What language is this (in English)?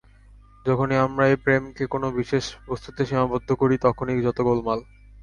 Bangla